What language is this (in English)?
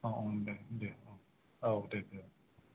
Bodo